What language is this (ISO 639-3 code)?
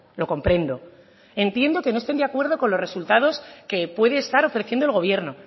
spa